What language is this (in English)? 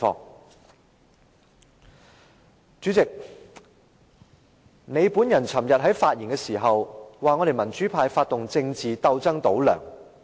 Cantonese